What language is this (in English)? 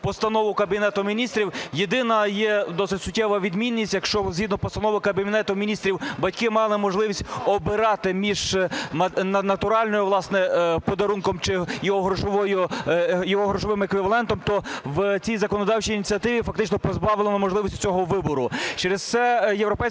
Ukrainian